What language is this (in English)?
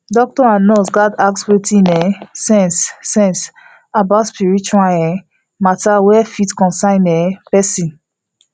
Nigerian Pidgin